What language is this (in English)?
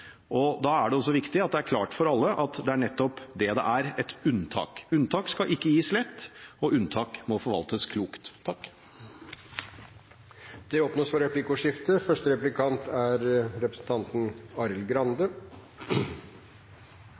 Norwegian Bokmål